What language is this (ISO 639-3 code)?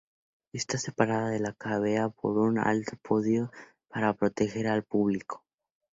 spa